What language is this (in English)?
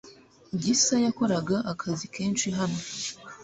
Kinyarwanda